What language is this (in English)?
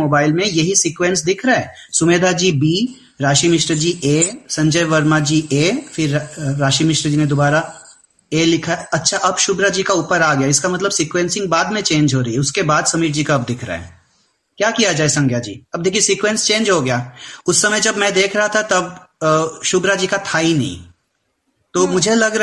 Hindi